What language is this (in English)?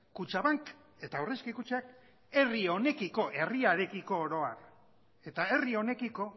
Basque